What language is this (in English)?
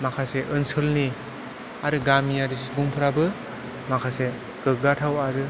Bodo